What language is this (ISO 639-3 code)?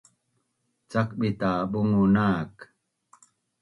bnn